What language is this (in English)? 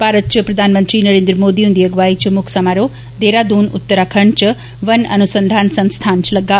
Dogri